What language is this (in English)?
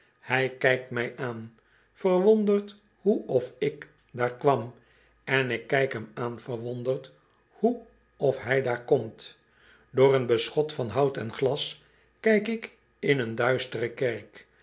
Dutch